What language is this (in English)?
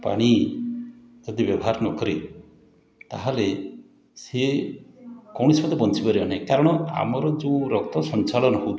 Odia